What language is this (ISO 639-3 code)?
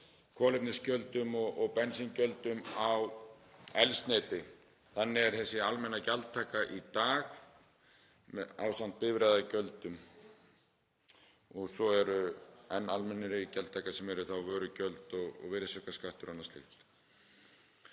isl